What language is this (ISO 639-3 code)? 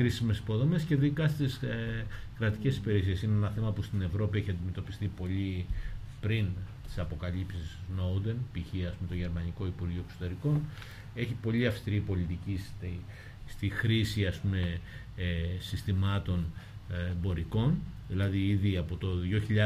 ell